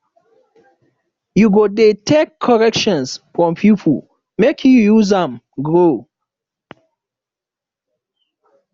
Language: Nigerian Pidgin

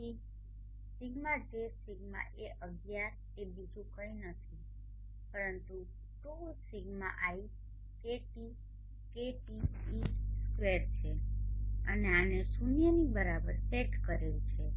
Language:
Gujarati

